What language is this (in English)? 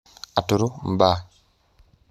Masai